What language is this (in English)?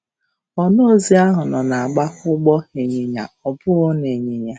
Igbo